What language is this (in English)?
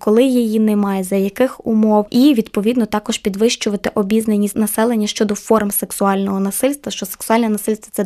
Ukrainian